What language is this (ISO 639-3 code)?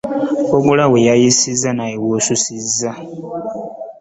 lug